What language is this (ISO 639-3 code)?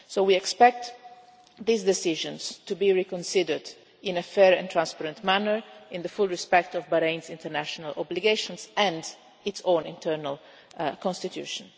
eng